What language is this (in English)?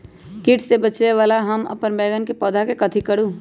Magahi